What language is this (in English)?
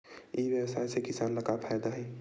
Chhattisgarhi